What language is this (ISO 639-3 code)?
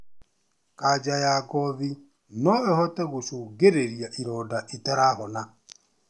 kik